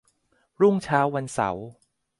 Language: Thai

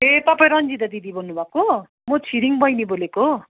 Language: Nepali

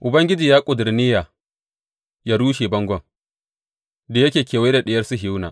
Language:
Hausa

